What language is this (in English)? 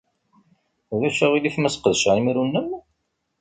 Kabyle